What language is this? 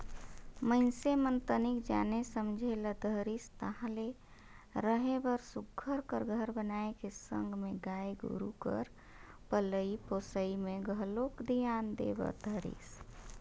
Chhattisgarhi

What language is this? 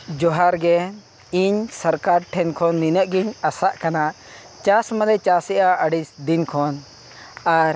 Santali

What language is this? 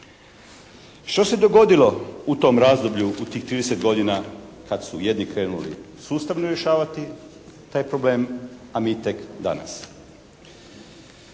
Croatian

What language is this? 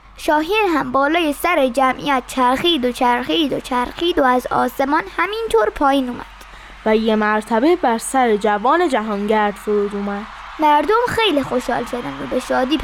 Persian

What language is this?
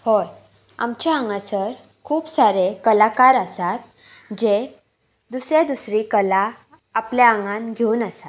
Konkani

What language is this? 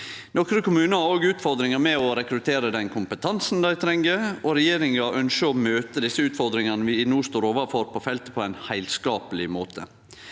Norwegian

